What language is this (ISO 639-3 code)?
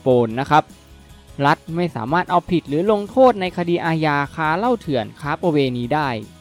tha